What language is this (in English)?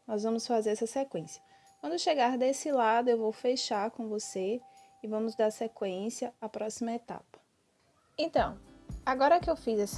Portuguese